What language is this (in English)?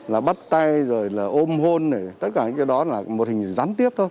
Vietnamese